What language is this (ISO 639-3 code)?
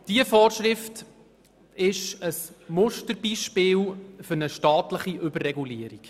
gsw